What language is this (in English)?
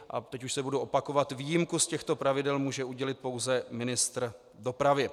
Czech